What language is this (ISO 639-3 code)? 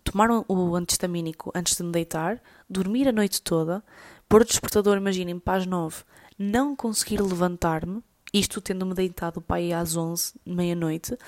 por